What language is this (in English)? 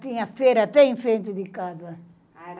Portuguese